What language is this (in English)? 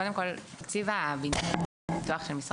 Hebrew